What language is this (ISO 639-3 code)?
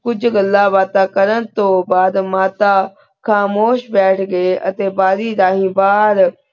pan